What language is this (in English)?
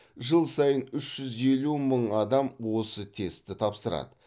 Kazakh